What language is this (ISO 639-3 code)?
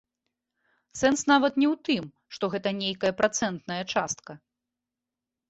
bel